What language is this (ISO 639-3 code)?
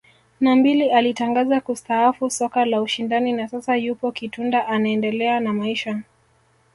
swa